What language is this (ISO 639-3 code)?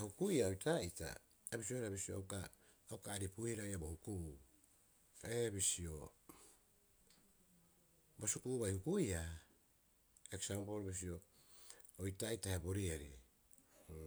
kyx